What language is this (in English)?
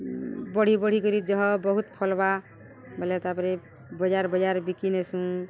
Odia